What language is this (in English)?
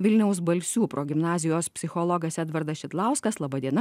Lithuanian